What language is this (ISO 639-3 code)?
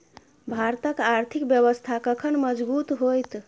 mai